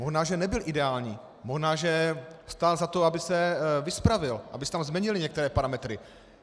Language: Czech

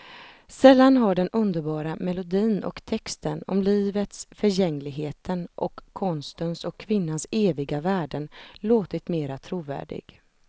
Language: Swedish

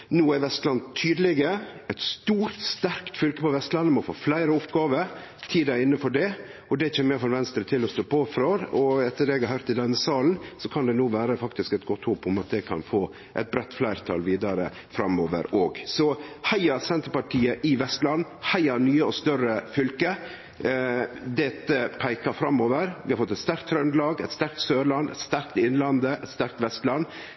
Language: Norwegian Nynorsk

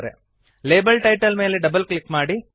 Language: Kannada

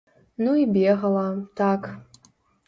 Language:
Belarusian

